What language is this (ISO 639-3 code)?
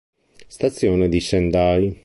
ita